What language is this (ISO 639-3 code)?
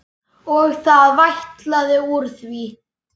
isl